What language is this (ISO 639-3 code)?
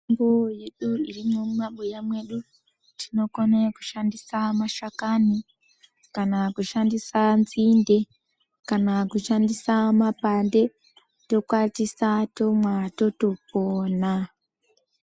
ndc